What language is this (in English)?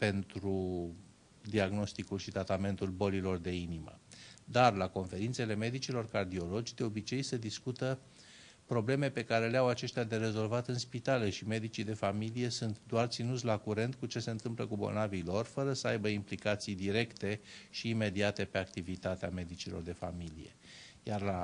Romanian